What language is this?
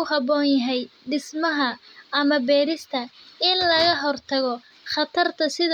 Somali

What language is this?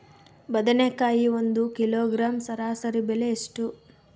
Kannada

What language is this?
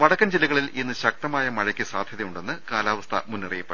Malayalam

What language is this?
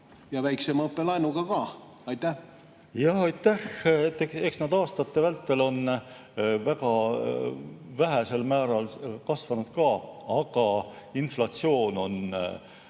Estonian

